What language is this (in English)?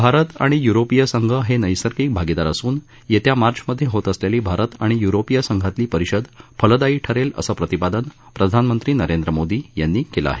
Marathi